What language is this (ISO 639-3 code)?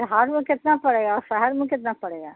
urd